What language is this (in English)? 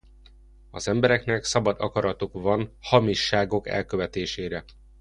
Hungarian